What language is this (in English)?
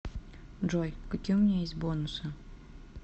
Russian